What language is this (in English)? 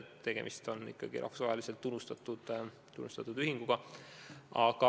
Estonian